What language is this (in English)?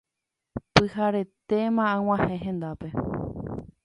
Guarani